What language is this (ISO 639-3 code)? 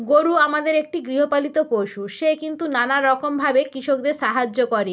ben